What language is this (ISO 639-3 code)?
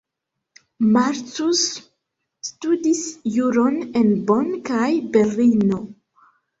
epo